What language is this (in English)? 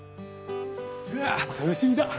Japanese